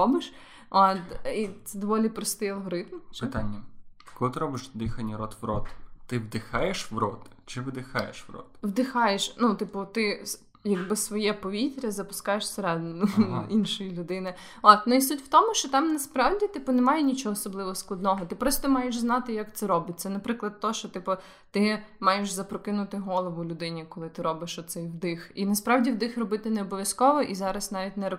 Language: Ukrainian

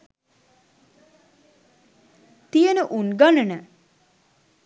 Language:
Sinhala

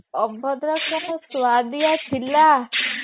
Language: Odia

